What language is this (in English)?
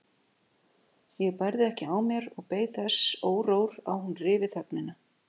Icelandic